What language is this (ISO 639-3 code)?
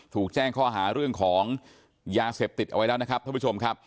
tha